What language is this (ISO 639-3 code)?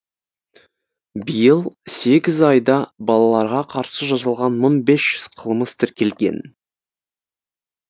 kaz